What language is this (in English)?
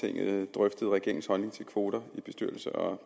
Danish